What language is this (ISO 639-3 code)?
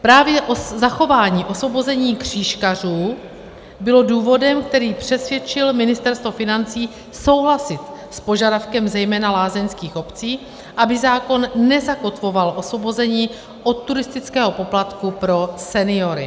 ces